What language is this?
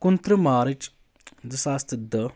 Kashmiri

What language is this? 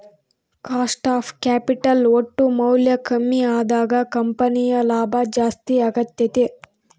Kannada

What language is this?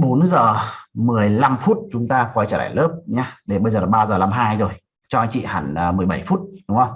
Vietnamese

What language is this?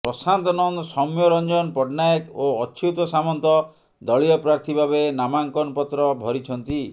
Odia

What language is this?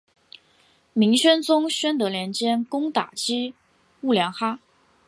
Chinese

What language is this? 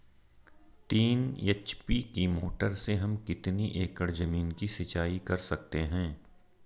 Hindi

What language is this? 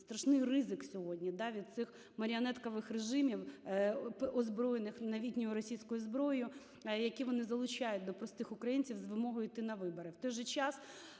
Ukrainian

